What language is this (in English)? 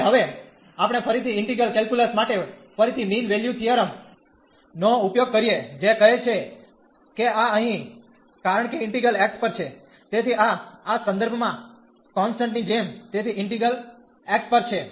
Gujarati